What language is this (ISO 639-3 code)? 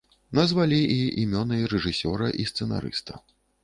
bel